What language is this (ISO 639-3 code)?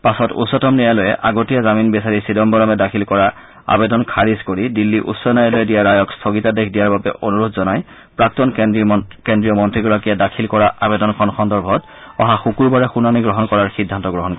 asm